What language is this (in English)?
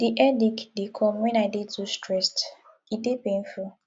Nigerian Pidgin